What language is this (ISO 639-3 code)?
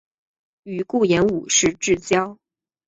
zho